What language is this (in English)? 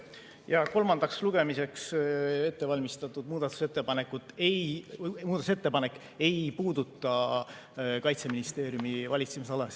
Estonian